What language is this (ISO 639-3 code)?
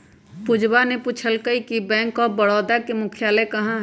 mag